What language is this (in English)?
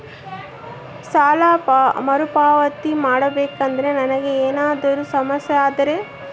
Kannada